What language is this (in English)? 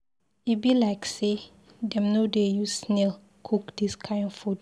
Nigerian Pidgin